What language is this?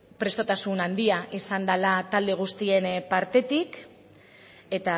Basque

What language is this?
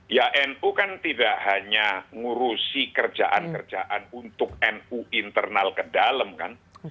Indonesian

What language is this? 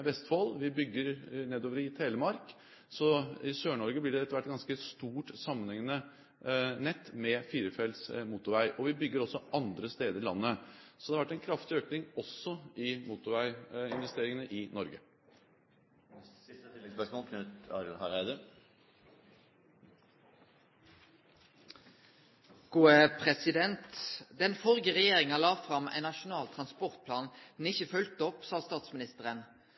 Norwegian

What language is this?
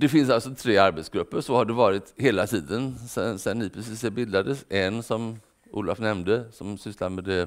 Swedish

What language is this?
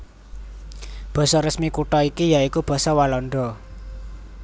Javanese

